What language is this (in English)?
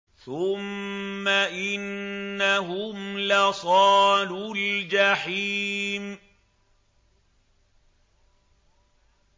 Arabic